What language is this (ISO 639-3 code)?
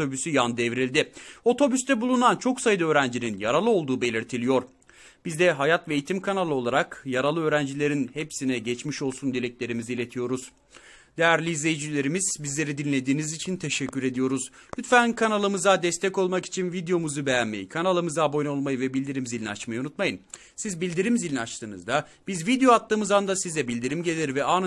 tur